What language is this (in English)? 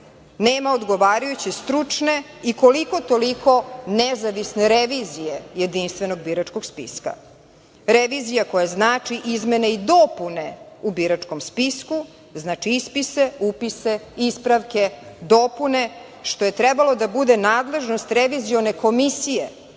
Serbian